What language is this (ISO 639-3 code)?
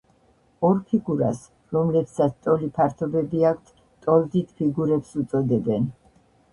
kat